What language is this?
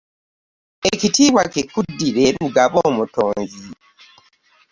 Ganda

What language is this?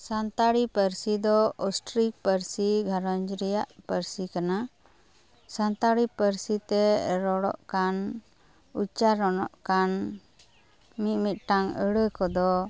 Santali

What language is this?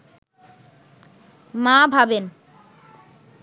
Bangla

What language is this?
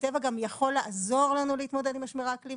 Hebrew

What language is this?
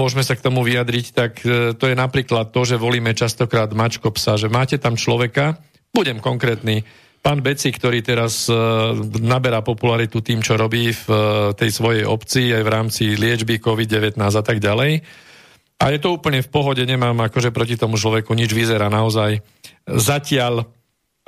Slovak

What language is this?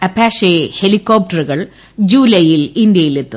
Malayalam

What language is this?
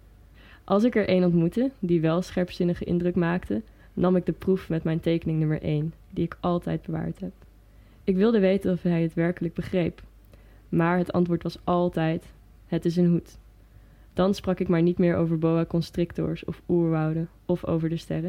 Dutch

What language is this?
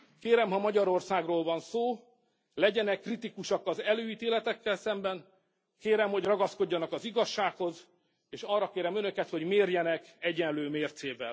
Hungarian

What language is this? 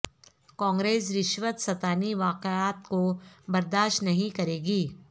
Urdu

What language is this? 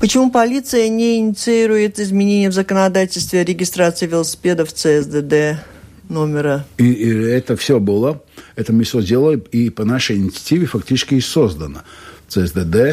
Russian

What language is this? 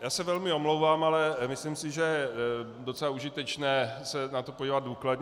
Czech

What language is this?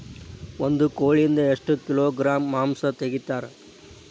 Kannada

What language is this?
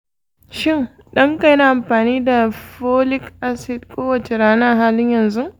Hausa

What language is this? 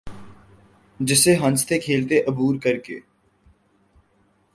Urdu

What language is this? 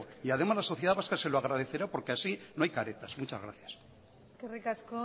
Spanish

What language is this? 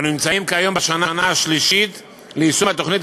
Hebrew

